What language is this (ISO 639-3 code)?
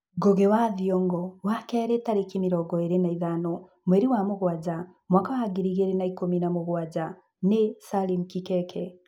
kik